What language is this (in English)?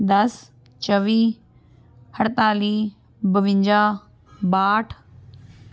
Punjabi